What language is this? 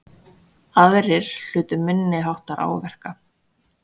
Icelandic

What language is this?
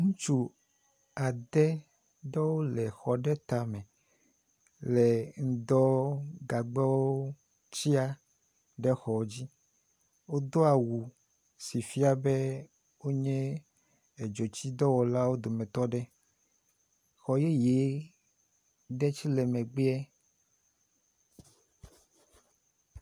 Ewe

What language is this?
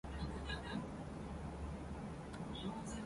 Japanese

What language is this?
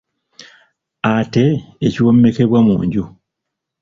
Ganda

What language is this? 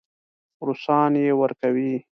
Pashto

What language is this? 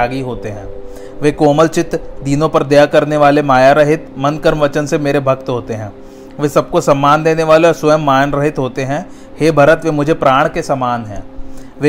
Hindi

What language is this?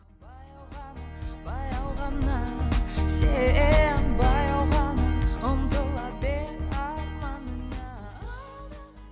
Kazakh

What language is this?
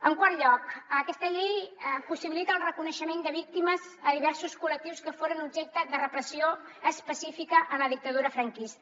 Catalan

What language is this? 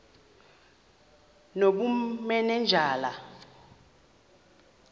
Xhosa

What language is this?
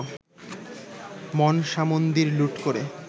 Bangla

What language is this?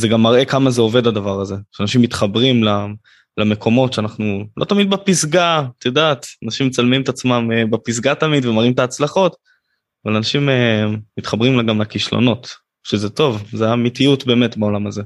Hebrew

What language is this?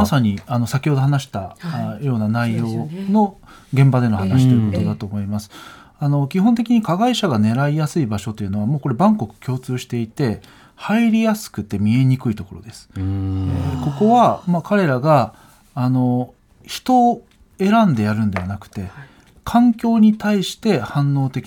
Japanese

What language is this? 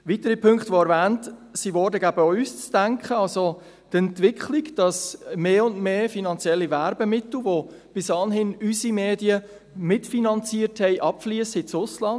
Swiss German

